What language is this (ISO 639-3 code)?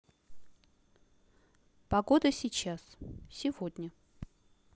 rus